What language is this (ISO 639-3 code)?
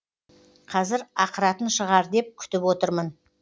kaz